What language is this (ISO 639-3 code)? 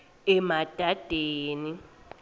ssw